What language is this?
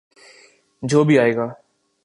Urdu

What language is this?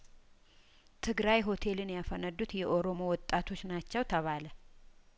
Amharic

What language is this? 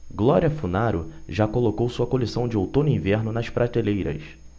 Portuguese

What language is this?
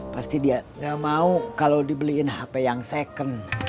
Indonesian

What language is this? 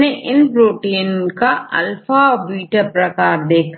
Hindi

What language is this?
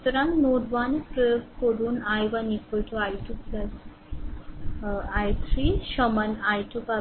Bangla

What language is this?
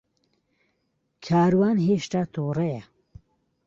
Central Kurdish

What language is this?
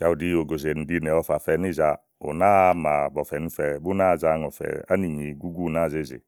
Igo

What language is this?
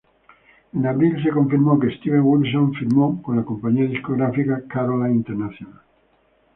Spanish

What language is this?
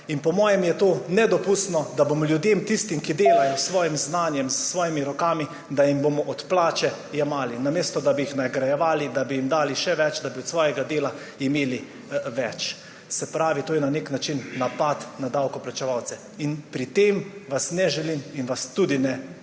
Slovenian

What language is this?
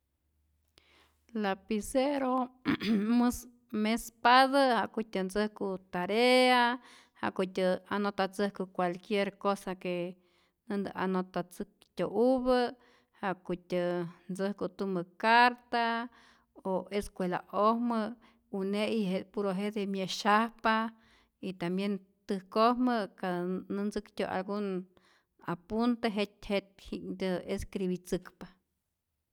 Rayón Zoque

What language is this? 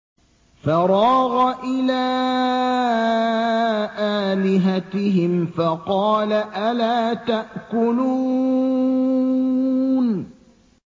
Arabic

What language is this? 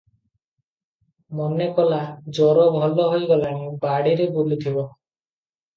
Odia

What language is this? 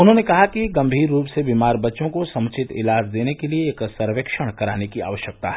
Hindi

